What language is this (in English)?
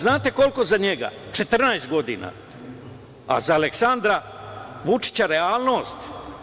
Serbian